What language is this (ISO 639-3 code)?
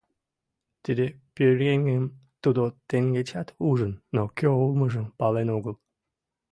chm